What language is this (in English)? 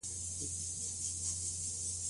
Pashto